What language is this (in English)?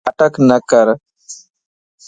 Lasi